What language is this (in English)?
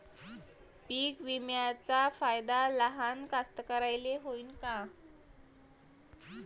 Marathi